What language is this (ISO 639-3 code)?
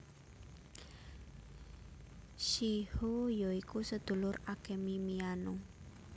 jav